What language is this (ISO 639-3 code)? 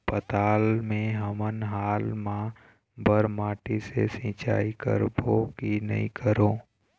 hne